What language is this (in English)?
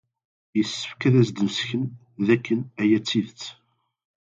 Kabyle